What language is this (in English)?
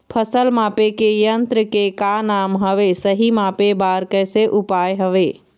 Chhattisgarhi